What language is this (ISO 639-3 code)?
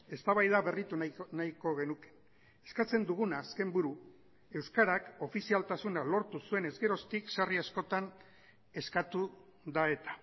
eus